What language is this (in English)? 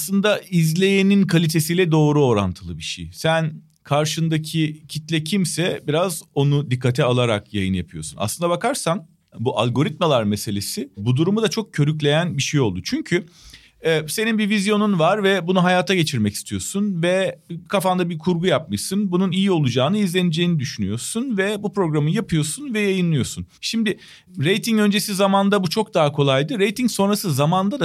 Turkish